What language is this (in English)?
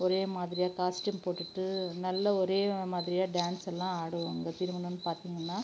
Tamil